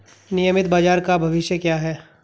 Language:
Hindi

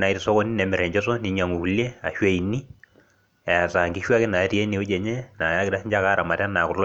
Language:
Masai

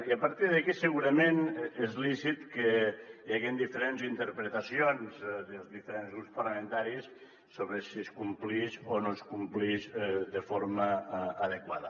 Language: Catalan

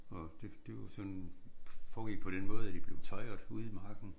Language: Danish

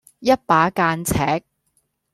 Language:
Cantonese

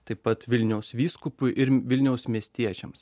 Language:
Lithuanian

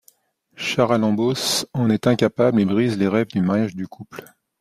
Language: French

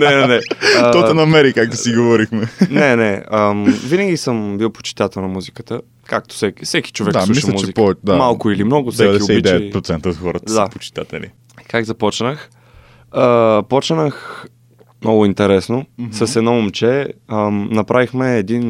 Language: Bulgarian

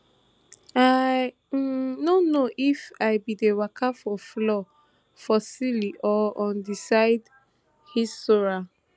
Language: Nigerian Pidgin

